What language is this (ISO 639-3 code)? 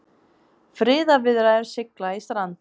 isl